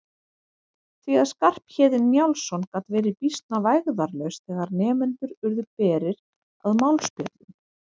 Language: Icelandic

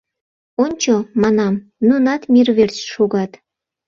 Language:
Mari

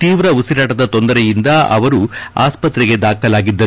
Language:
Kannada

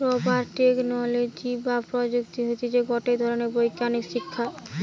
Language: Bangla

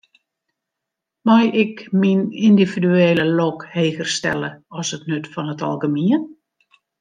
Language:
Western Frisian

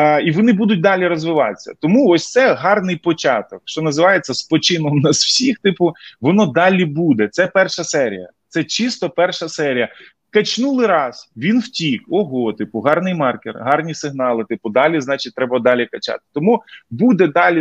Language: Ukrainian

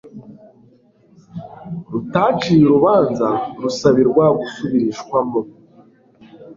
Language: Kinyarwanda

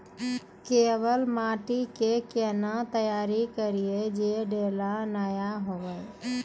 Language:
Maithili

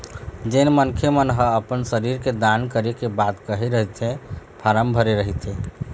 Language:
Chhattisgarhi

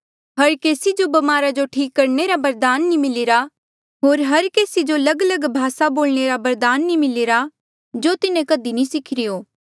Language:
Mandeali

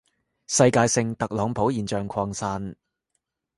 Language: Cantonese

